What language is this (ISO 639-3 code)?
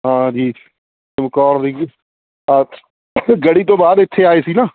pan